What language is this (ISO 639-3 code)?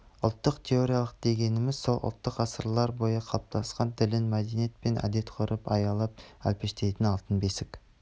kaz